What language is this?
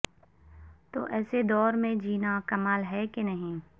Urdu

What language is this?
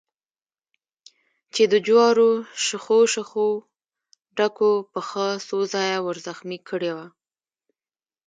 Pashto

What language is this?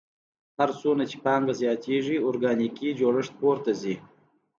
Pashto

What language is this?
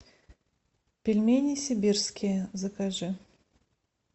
Russian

